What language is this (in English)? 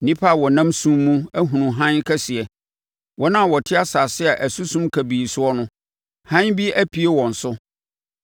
Akan